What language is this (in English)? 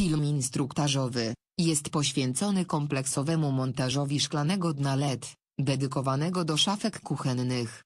Polish